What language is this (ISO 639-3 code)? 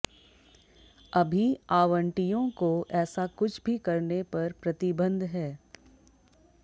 hin